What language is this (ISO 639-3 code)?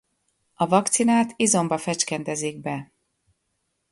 hun